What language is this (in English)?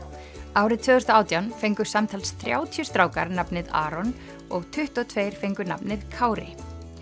Icelandic